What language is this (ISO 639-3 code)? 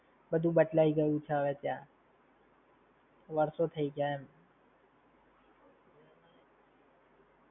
guj